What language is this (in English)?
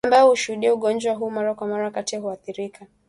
Swahili